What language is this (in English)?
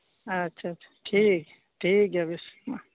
Santali